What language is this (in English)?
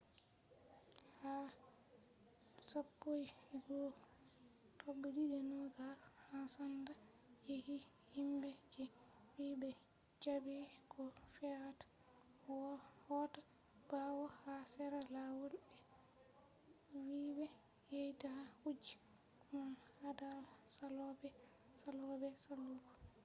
Fula